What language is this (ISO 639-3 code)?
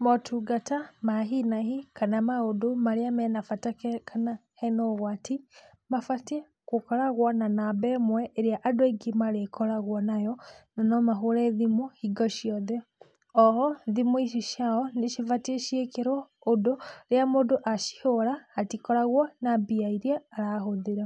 kik